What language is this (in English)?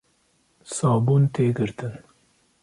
Kurdish